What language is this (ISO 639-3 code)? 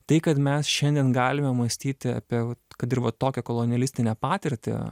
lit